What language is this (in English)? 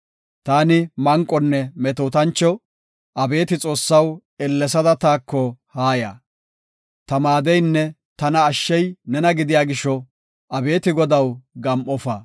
Gofa